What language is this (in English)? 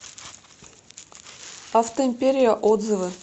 Russian